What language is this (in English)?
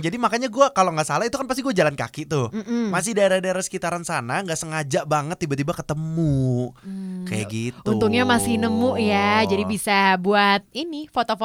Indonesian